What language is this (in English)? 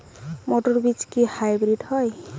Bangla